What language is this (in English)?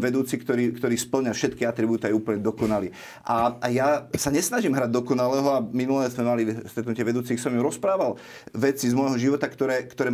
Slovak